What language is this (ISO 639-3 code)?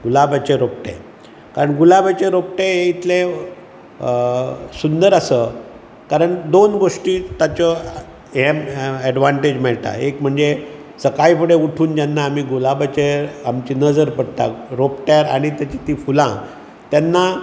kok